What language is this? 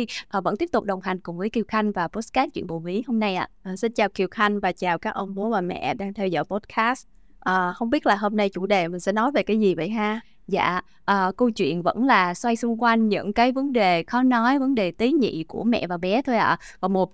Vietnamese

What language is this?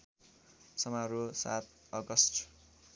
Nepali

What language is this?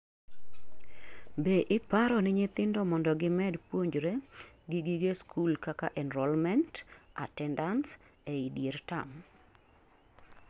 Luo (Kenya and Tanzania)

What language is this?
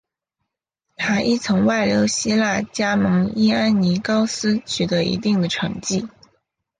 Chinese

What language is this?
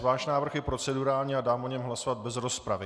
Czech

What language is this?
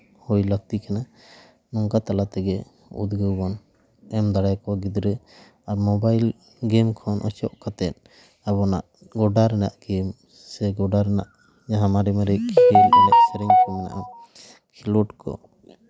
Santali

